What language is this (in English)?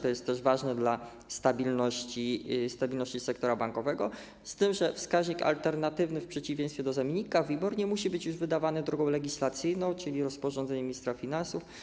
Polish